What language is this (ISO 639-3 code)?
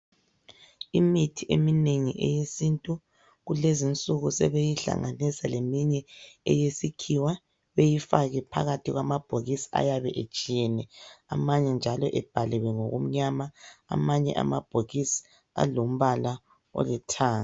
nde